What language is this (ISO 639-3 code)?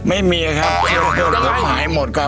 tha